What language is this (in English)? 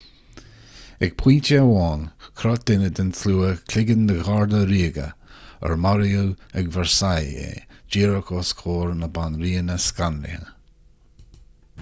Irish